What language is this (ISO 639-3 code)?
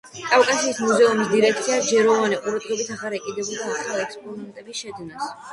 kat